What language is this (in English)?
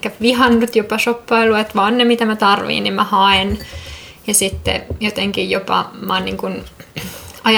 Finnish